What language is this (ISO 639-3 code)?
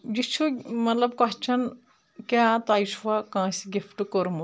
kas